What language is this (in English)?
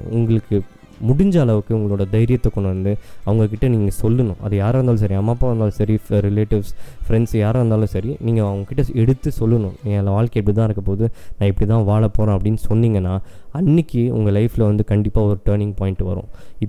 Tamil